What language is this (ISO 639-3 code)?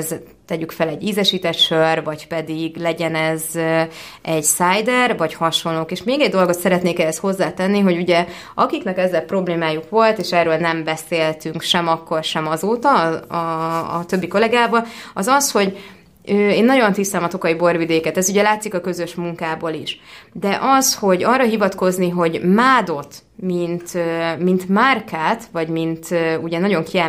hun